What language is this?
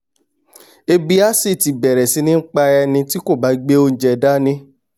Yoruba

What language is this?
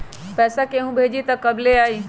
Magahi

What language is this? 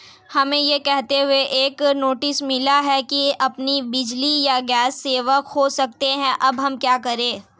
Hindi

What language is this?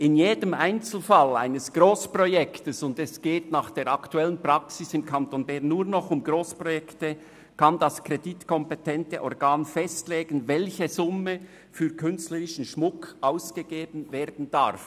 Swiss German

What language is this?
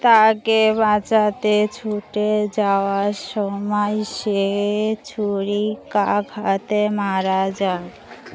Bangla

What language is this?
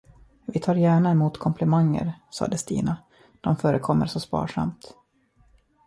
Swedish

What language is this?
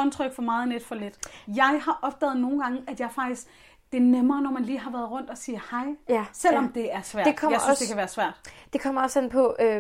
Danish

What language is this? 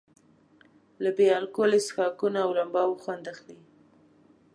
Pashto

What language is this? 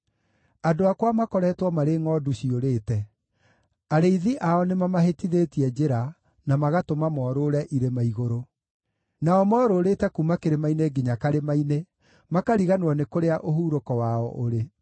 Kikuyu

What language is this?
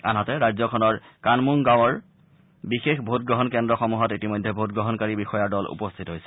Assamese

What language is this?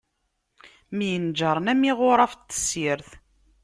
Kabyle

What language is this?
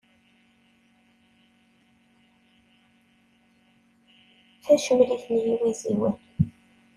Kabyle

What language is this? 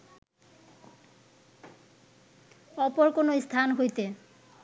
Bangla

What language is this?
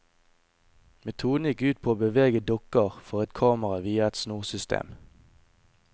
Norwegian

